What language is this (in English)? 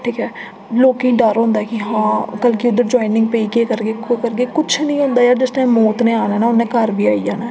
Dogri